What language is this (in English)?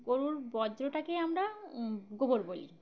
Bangla